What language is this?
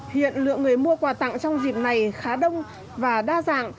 Vietnamese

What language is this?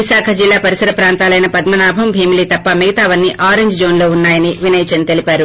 Telugu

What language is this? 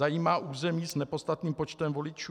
Czech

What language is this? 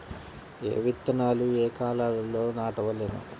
Telugu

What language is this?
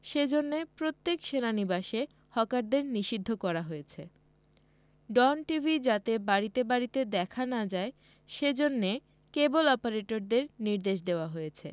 Bangla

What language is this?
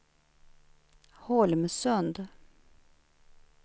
Swedish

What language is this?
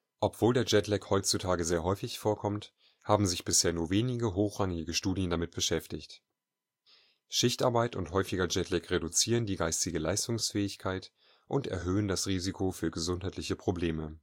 German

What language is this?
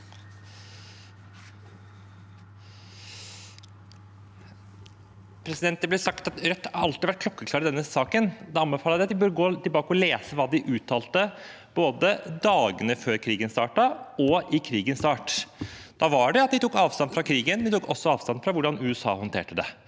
Norwegian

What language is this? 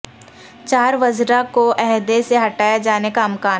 Urdu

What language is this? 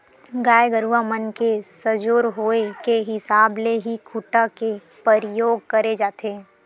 Chhattisgarhi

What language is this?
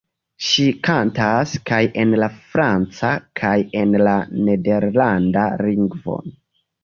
Esperanto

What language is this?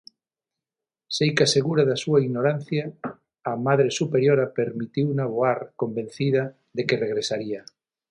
Galician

